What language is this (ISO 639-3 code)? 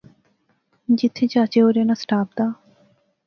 phr